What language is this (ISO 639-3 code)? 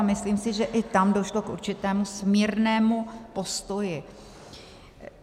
ces